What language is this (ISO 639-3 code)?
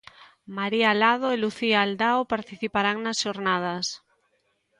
glg